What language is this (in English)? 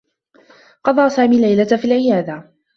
Arabic